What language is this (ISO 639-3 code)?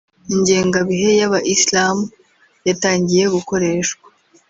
kin